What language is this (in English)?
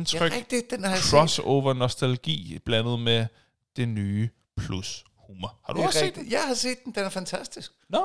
Danish